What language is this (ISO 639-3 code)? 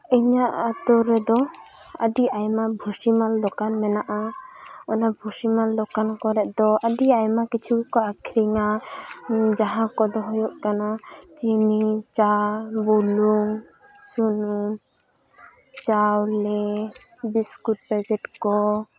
sat